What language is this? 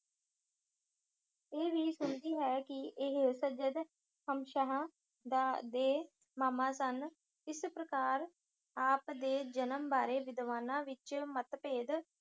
Punjabi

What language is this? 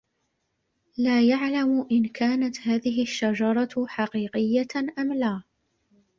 Arabic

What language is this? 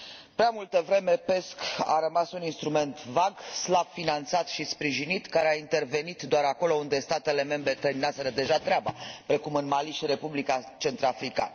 Romanian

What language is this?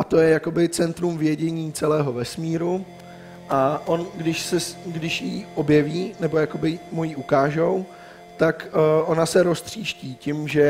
Czech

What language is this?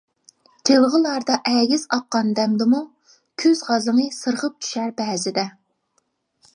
Uyghur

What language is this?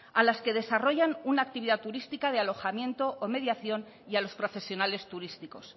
Spanish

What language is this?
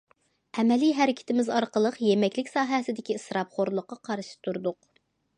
Uyghur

